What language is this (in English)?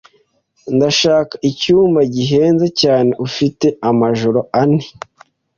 Kinyarwanda